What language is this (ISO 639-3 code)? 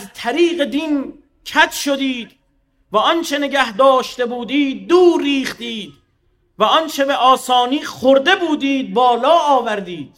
fas